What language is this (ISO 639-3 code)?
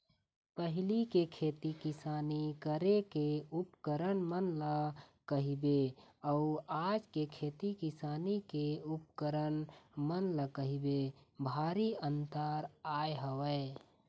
hne